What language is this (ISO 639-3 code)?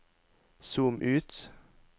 nor